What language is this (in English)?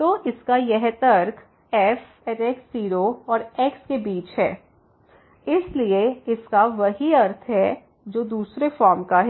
Hindi